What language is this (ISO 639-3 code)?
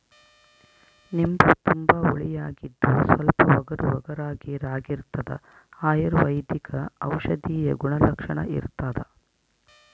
kan